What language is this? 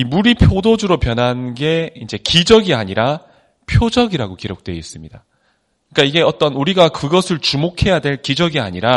Korean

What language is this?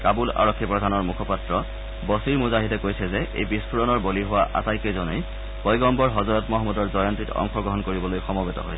Assamese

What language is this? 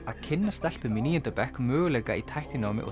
Icelandic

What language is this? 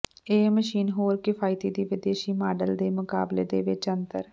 Punjabi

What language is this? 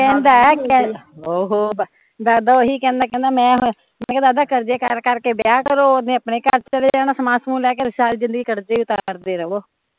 Punjabi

